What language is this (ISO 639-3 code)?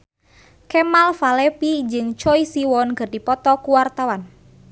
sun